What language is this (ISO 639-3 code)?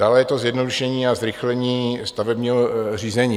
ces